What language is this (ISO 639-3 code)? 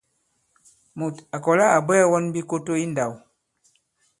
abb